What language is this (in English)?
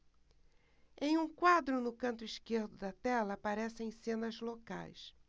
Portuguese